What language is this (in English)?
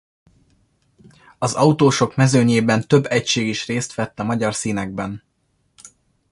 Hungarian